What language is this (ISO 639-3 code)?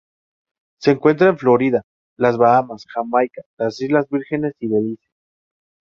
spa